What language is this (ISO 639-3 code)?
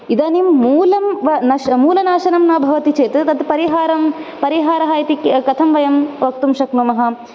san